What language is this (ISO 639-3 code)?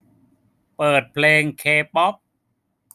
tha